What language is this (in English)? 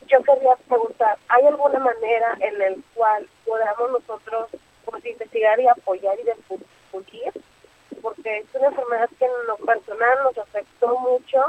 Spanish